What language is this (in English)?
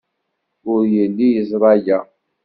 Kabyle